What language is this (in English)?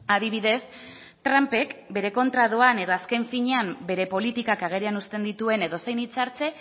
Basque